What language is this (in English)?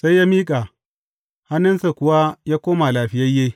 Hausa